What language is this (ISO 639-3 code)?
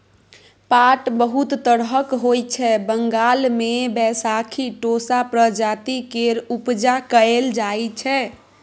mai